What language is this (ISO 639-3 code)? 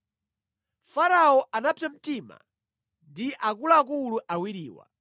nya